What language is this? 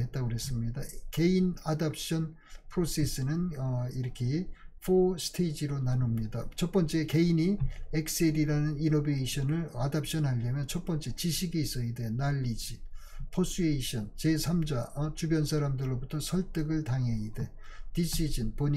Korean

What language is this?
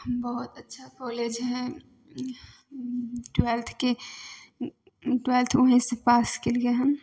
Maithili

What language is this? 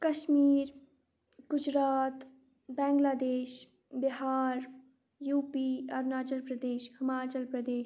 Kashmiri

